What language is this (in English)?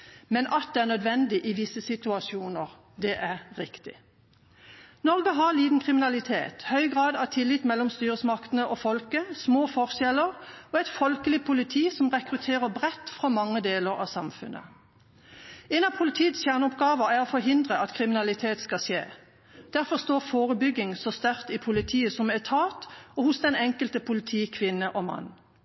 Norwegian Bokmål